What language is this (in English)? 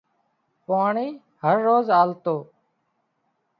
Wadiyara Koli